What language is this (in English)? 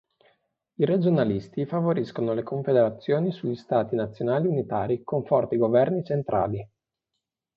Italian